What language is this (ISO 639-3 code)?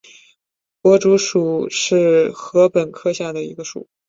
zho